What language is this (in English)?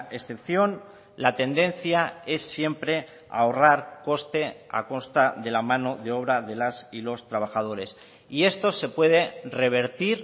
Spanish